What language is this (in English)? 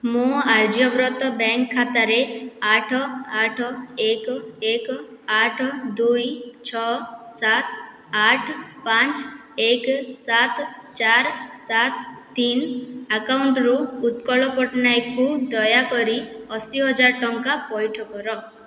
Odia